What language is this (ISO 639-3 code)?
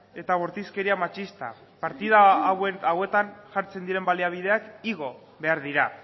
eus